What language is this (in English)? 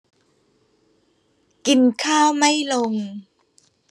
Thai